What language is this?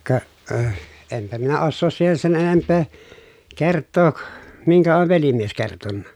Finnish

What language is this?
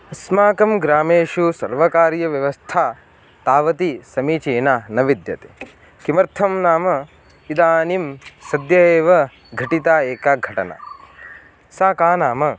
Sanskrit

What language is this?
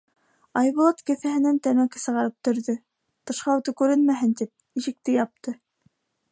Bashkir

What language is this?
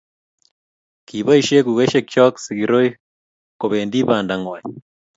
Kalenjin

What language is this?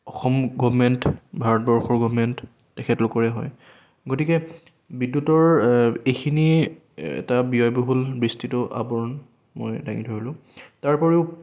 Assamese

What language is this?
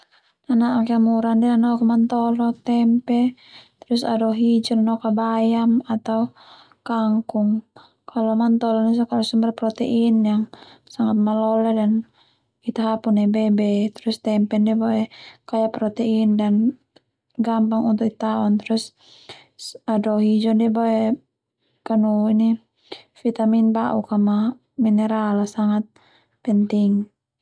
Termanu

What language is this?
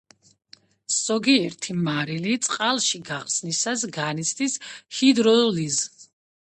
Georgian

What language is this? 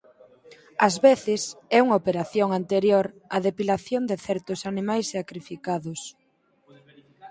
Galician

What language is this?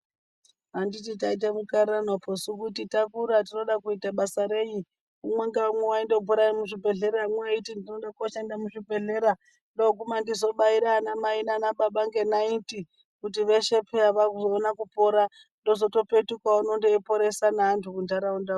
Ndau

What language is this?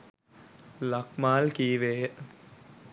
Sinhala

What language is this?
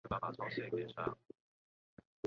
Chinese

